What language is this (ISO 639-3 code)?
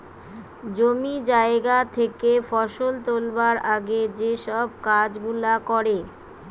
ben